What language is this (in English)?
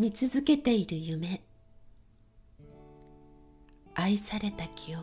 Japanese